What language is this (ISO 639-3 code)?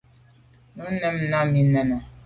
byv